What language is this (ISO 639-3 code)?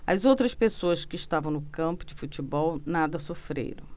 por